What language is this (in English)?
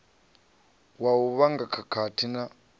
Venda